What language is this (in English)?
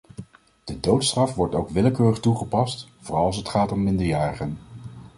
Dutch